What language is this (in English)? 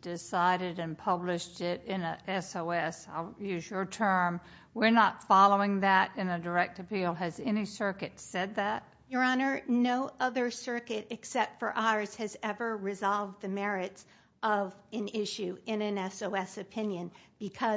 English